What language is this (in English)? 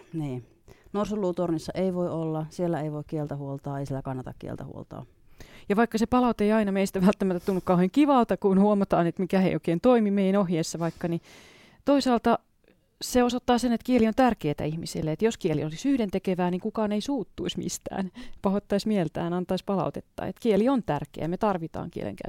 Finnish